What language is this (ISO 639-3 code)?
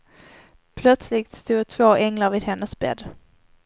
swe